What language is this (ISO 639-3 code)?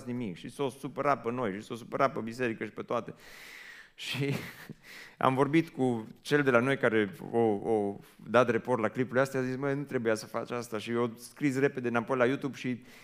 ron